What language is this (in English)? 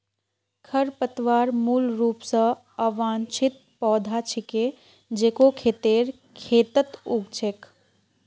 Magahi